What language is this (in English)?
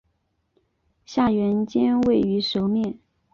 Chinese